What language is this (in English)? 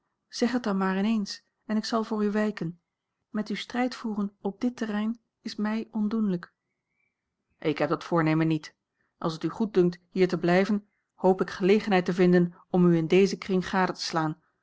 Dutch